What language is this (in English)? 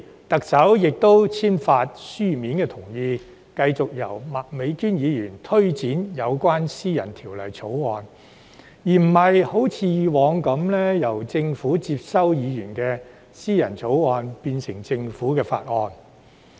Cantonese